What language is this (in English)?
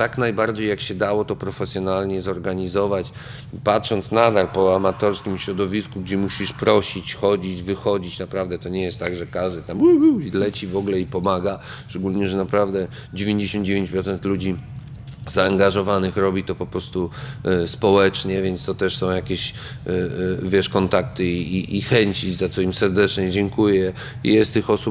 Polish